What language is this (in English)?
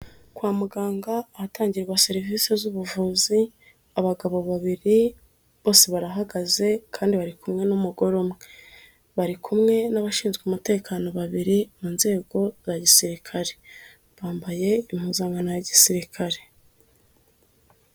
Kinyarwanda